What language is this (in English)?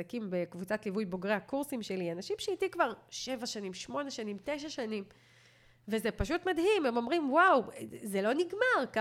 Hebrew